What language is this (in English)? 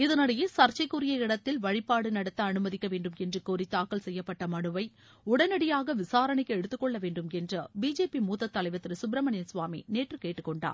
Tamil